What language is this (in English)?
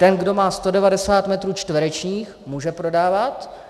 Czech